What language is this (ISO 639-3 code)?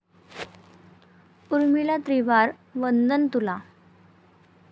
mar